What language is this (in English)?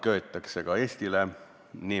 Estonian